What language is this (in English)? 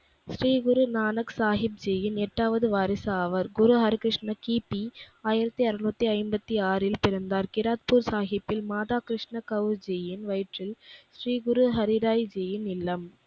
Tamil